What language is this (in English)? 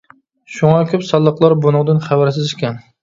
Uyghur